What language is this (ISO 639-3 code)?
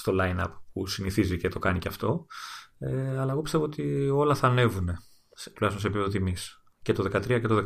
ell